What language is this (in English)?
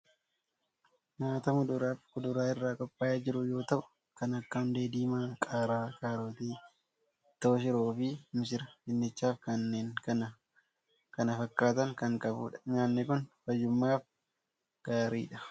Oromo